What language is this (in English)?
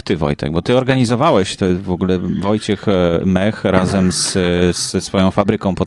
Polish